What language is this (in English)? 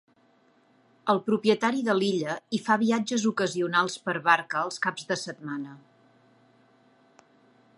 Catalan